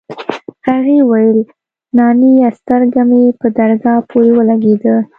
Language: Pashto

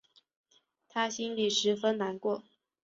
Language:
Chinese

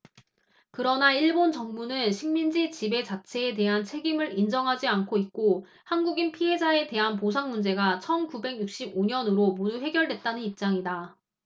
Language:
Korean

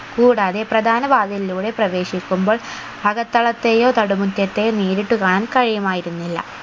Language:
Malayalam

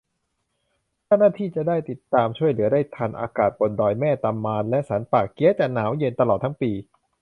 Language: Thai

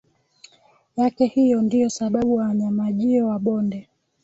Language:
Swahili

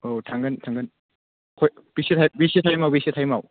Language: Bodo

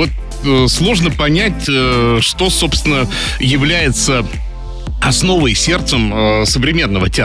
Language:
Russian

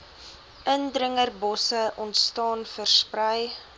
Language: Afrikaans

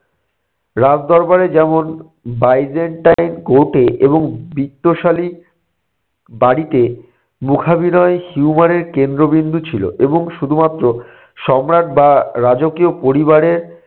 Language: Bangla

